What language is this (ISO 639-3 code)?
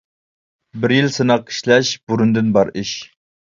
uig